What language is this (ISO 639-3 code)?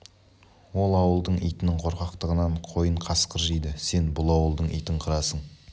kaz